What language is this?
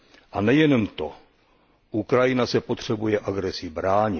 Czech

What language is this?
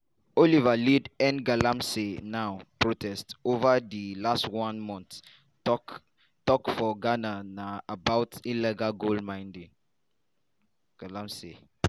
Nigerian Pidgin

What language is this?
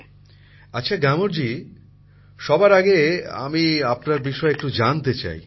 Bangla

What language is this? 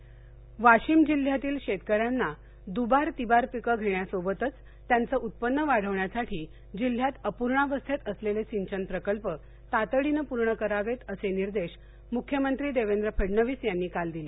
Marathi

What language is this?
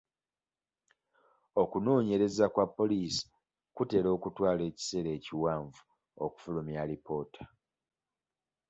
Ganda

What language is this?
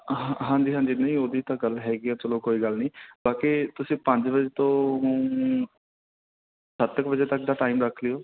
Punjabi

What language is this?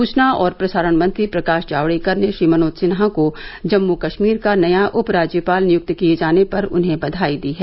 Hindi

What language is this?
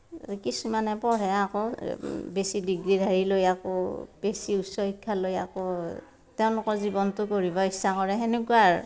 Assamese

